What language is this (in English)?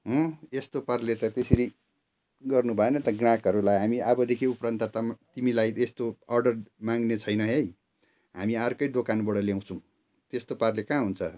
Nepali